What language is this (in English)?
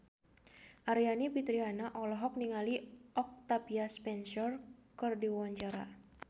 Sundanese